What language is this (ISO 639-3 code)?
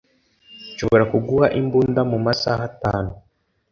kin